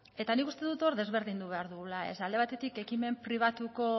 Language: Basque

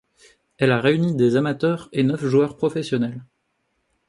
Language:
French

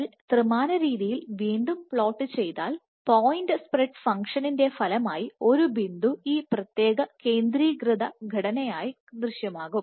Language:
Malayalam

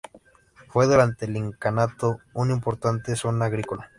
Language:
Spanish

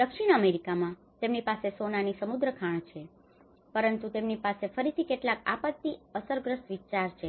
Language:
Gujarati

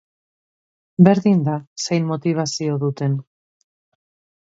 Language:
Basque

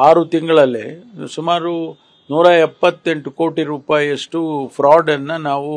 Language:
Kannada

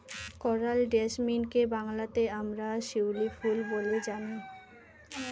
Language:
Bangla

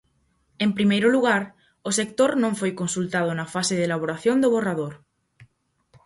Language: Galician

